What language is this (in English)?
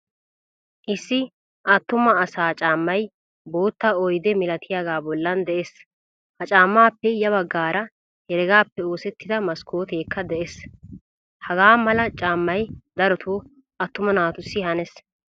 Wolaytta